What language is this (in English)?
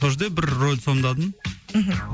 Kazakh